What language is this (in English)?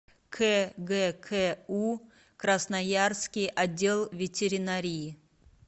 Russian